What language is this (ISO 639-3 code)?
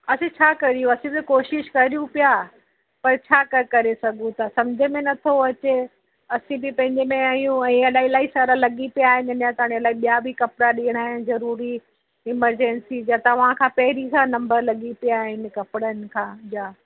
snd